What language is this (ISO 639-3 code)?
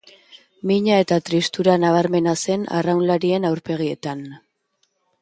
eus